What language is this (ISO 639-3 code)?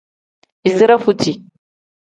kdh